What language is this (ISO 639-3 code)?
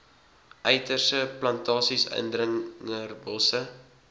afr